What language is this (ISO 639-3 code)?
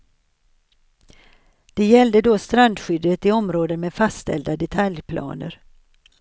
swe